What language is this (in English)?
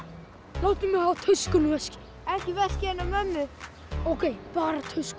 Icelandic